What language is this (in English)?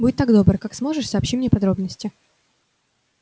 Russian